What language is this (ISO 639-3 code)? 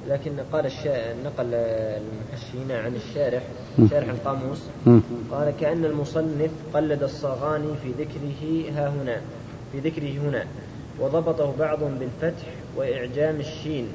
ara